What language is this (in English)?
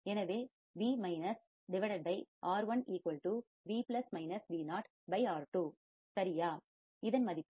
Tamil